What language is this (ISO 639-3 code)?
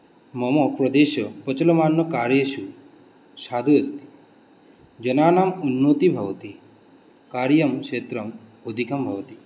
san